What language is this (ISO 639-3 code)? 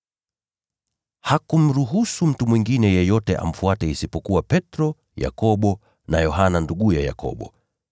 swa